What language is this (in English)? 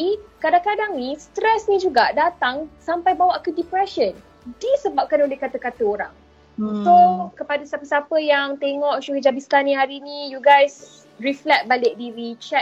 Malay